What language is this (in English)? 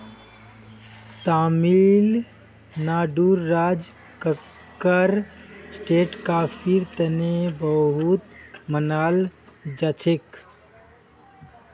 Magahi